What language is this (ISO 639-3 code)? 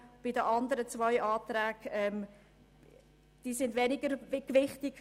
gsw